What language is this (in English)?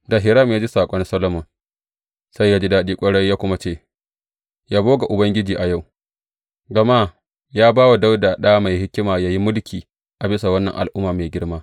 Hausa